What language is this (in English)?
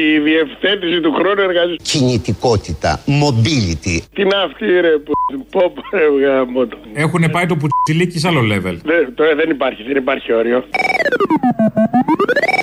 Greek